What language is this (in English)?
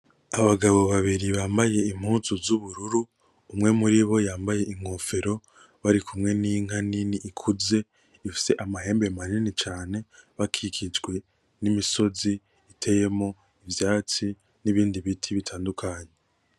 Rundi